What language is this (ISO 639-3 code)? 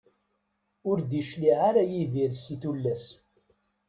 kab